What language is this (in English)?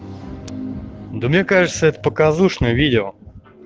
Russian